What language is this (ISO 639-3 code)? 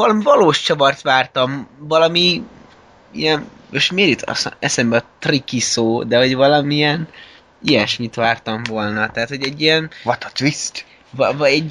hun